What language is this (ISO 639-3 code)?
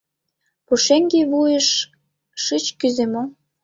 chm